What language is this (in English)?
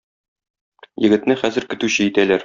Tatar